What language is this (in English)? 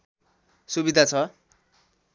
Nepali